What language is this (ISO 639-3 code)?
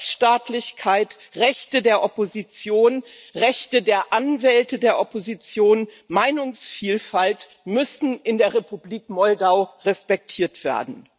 deu